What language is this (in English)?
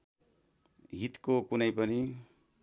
Nepali